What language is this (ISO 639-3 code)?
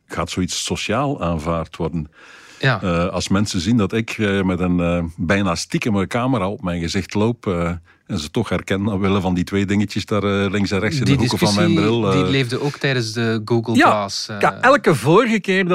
nld